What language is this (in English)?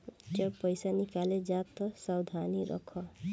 Bhojpuri